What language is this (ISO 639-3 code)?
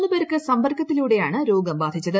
mal